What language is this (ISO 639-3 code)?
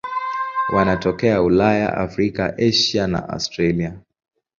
swa